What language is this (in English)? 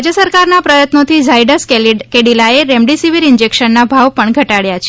Gujarati